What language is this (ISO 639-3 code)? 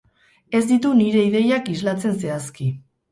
eus